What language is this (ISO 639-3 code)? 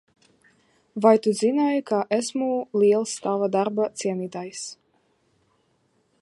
lav